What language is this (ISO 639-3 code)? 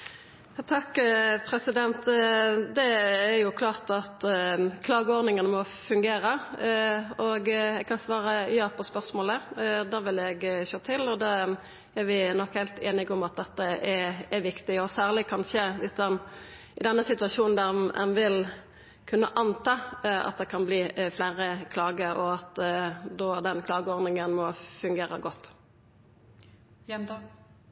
nor